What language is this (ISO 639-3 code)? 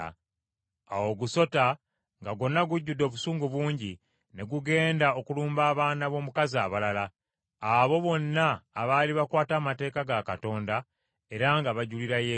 lug